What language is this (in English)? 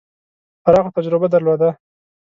Pashto